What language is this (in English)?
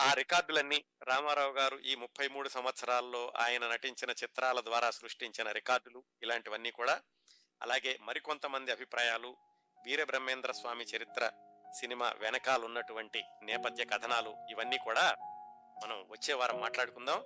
Telugu